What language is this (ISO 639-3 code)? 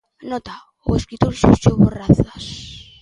glg